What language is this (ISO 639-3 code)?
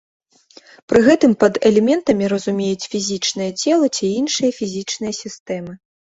bel